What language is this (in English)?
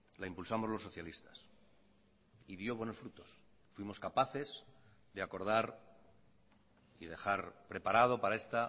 Spanish